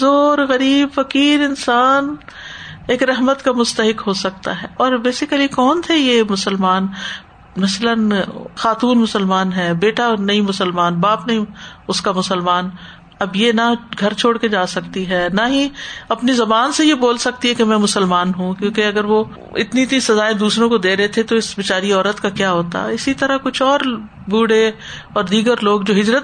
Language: Urdu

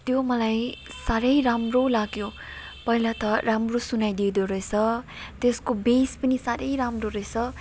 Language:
Nepali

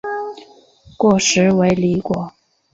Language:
Chinese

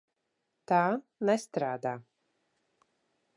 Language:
Latvian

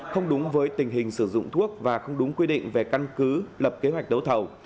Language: Vietnamese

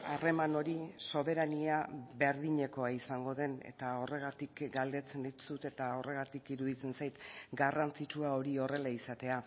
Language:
Basque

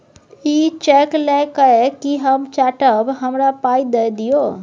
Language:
Maithili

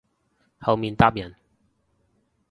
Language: Cantonese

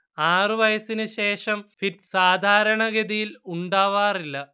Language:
Malayalam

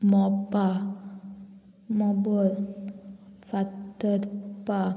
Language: Konkani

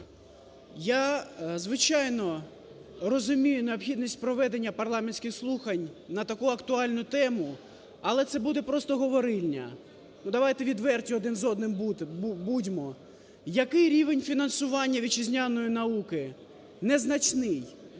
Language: Ukrainian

